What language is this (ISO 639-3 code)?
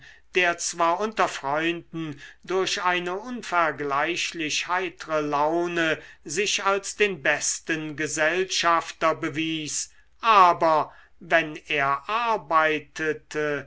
deu